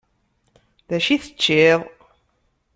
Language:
Kabyle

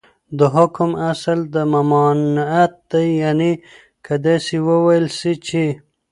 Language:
Pashto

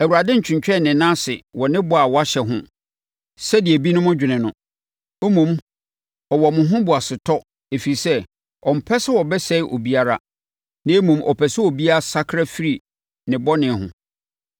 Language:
Akan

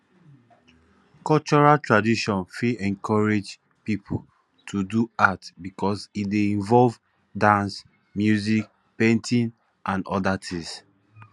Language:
Nigerian Pidgin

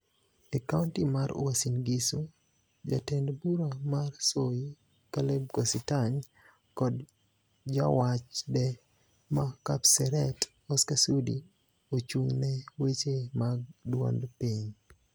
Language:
Luo (Kenya and Tanzania)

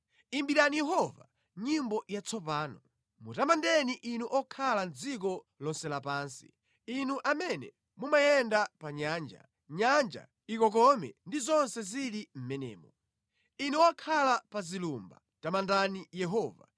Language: Nyanja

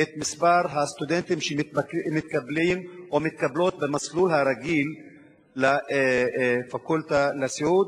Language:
Hebrew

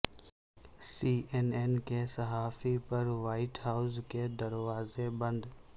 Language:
Urdu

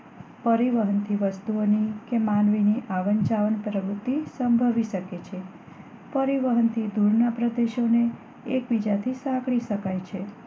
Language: Gujarati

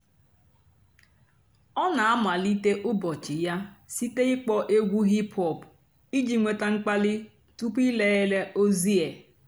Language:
Igbo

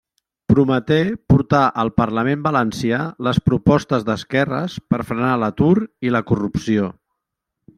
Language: Catalan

